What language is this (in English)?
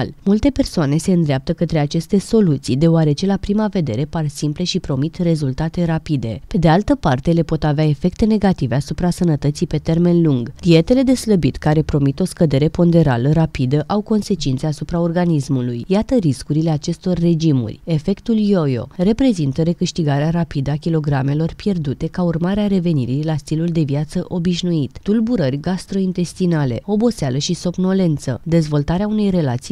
Romanian